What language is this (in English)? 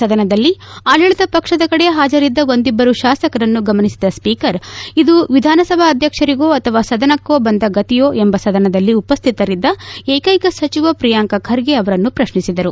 Kannada